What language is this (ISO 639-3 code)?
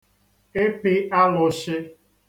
ibo